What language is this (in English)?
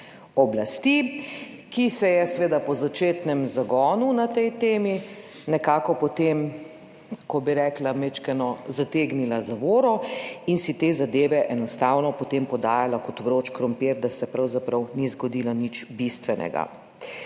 Slovenian